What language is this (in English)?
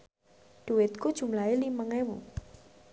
Javanese